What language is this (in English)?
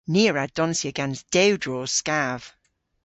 Cornish